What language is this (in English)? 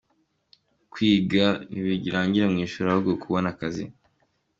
Kinyarwanda